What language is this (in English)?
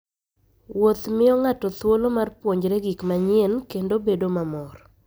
Luo (Kenya and Tanzania)